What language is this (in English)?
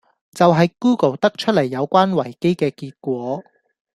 Cantonese